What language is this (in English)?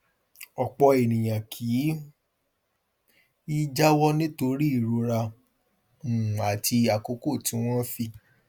Yoruba